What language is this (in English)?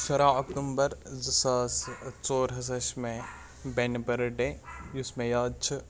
Kashmiri